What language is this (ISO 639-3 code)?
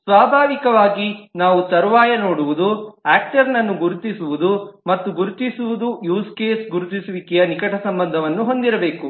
kan